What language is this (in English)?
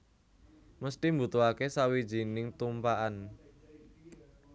Javanese